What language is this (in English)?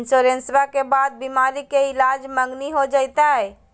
Magahi